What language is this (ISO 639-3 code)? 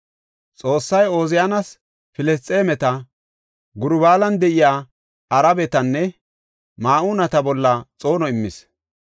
gof